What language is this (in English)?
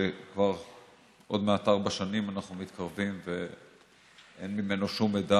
Hebrew